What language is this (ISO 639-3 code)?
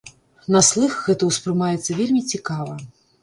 bel